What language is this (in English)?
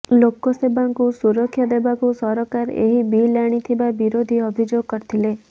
Odia